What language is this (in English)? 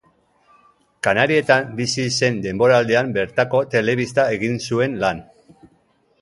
Basque